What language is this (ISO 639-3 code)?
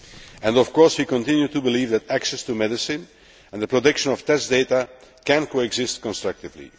eng